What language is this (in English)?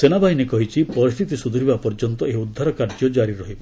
Odia